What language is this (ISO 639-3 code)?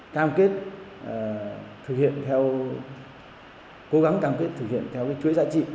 vie